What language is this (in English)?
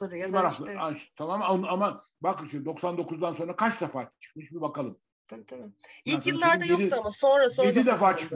Turkish